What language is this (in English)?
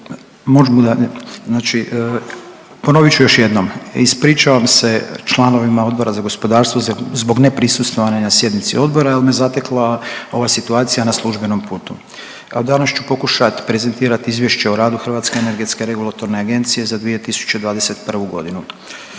Croatian